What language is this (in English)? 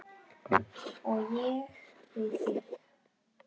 Icelandic